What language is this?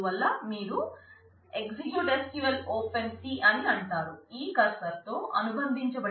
Telugu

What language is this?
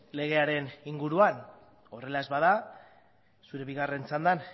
Basque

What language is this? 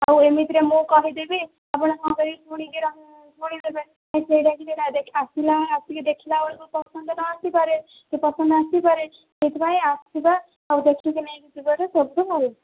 Odia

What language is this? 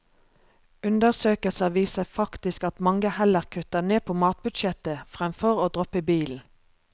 Norwegian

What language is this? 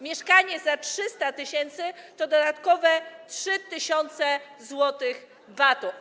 Polish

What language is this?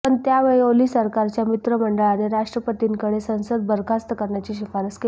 Marathi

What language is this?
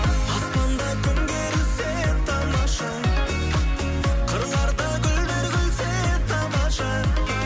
Kazakh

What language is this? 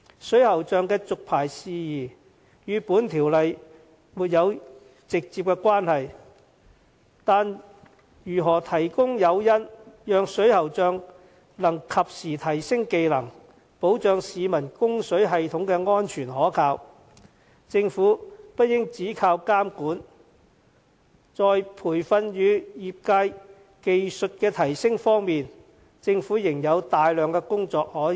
Cantonese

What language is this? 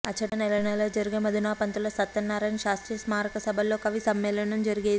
Telugu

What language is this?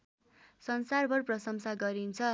Nepali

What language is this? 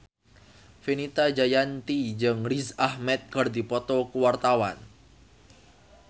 Sundanese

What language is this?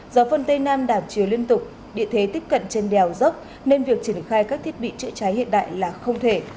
Vietnamese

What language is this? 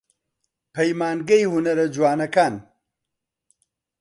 Central Kurdish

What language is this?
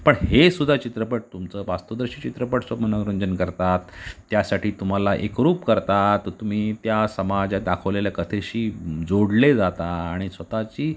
Marathi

